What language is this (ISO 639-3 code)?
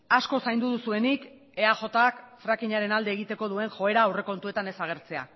eus